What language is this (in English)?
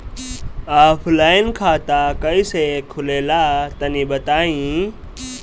Bhojpuri